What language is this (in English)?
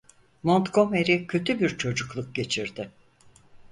Turkish